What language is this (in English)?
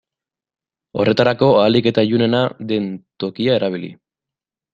Basque